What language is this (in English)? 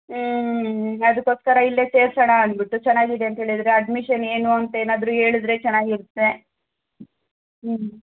Kannada